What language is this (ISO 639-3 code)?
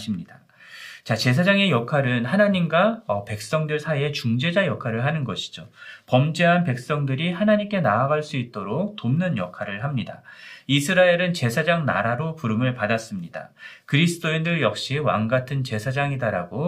kor